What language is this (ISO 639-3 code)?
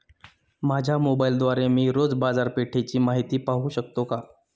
mar